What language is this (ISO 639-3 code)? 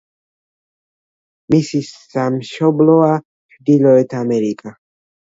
kat